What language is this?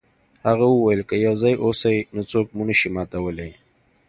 Pashto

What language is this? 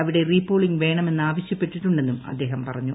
Malayalam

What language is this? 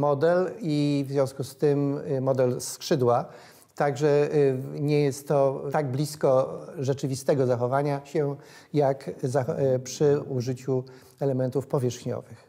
Polish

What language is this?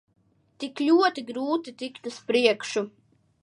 Latvian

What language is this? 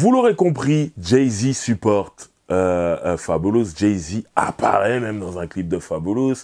French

